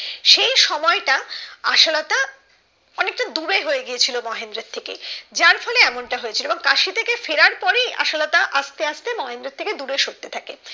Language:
Bangla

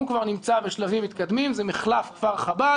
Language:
Hebrew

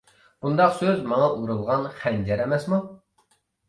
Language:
Uyghur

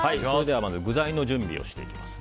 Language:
Japanese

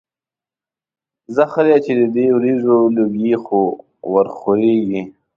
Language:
Pashto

